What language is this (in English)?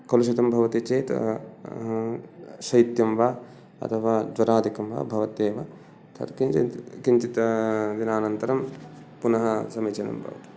Sanskrit